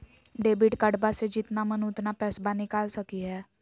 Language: Magahi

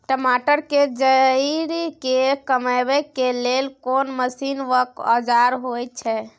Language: Maithili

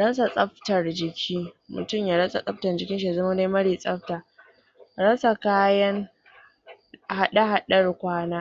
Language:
Hausa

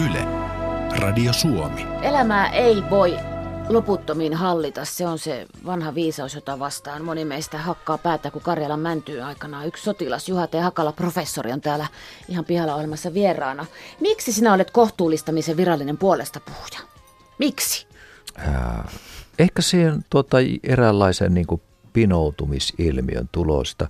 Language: Finnish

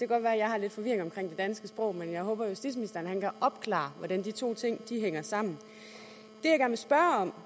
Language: Danish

